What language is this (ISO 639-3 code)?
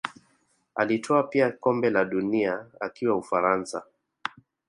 swa